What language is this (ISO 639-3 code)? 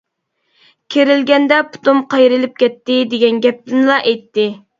uig